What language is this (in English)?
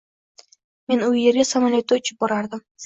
Uzbek